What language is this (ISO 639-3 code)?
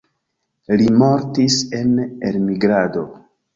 epo